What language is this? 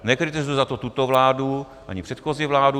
Czech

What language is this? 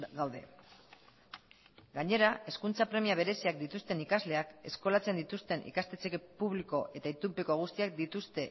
Basque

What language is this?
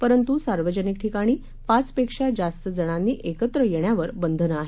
Marathi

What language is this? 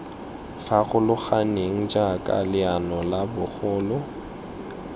Tswana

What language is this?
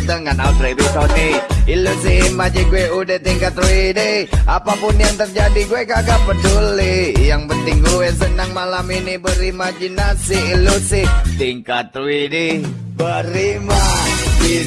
Indonesian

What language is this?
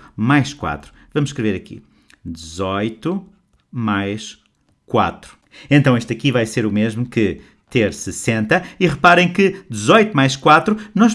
Portuguese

